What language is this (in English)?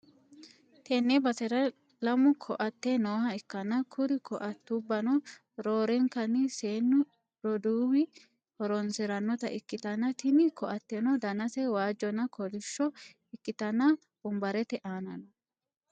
Sidamo